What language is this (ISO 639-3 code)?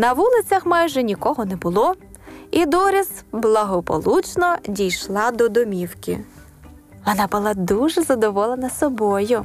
ukr